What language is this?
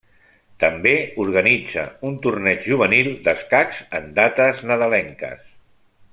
Catalan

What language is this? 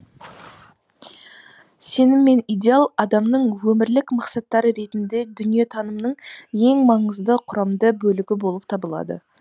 Kazakh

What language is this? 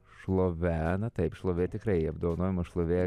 Lithuanian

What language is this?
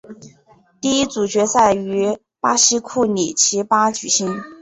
Chinese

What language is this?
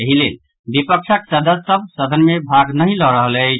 Maithili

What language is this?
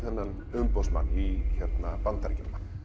Icelandic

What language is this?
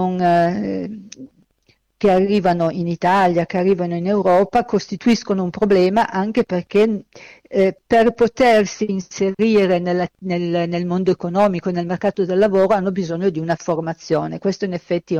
Italian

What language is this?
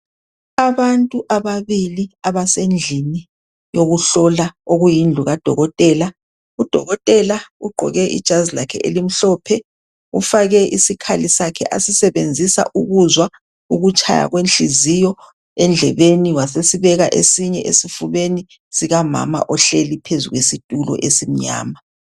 North Ndebele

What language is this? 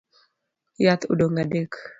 Luo (Kenya and Tanzania)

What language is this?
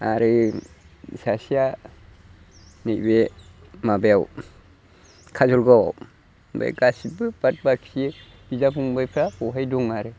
Bodo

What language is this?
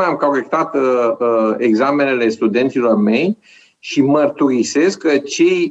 Romanian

